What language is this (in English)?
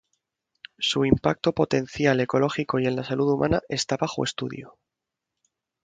Spanish